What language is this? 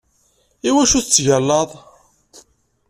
Kabyle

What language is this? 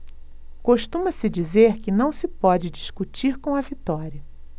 Portuguese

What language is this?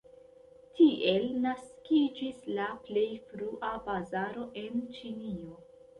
Esperanto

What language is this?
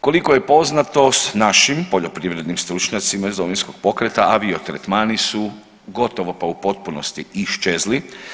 Croatian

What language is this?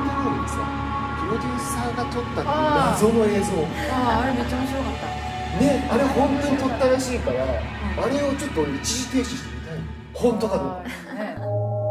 Japanese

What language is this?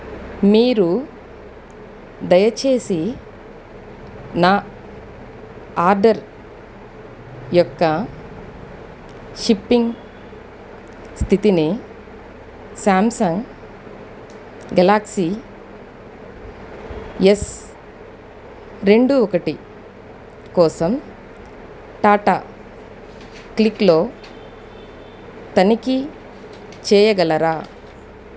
Telugu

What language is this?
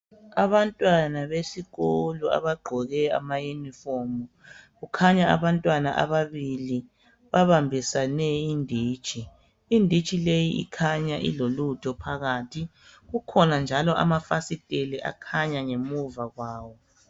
North Ndebele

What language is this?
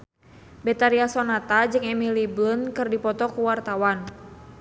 Sundanese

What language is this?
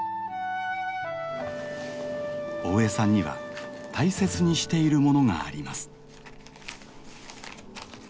Japanese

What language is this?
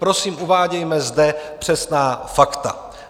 Czech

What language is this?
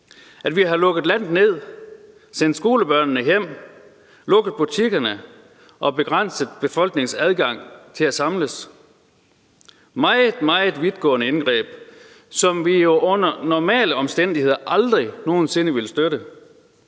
Danish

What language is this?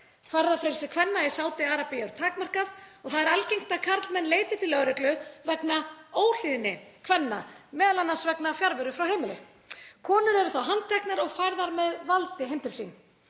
Icelandic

